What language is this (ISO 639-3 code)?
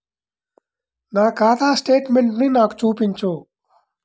tel